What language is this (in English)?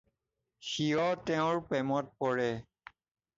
Assamese